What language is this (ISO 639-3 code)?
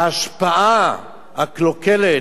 heb